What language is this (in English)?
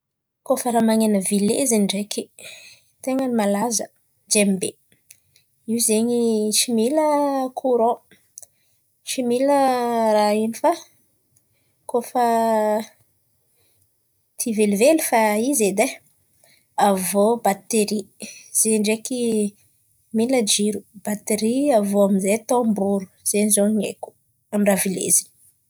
Antankarana Malagasy